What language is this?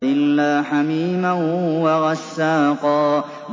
Arabic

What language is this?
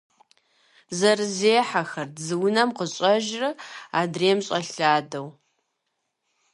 Kabardian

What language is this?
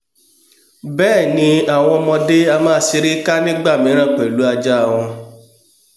Yoruba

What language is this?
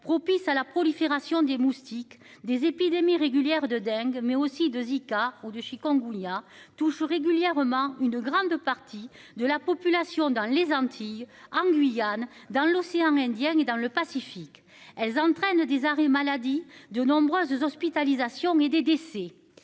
French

